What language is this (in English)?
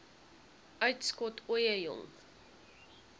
Afrikaans